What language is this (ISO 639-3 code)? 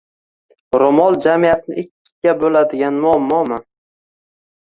uzb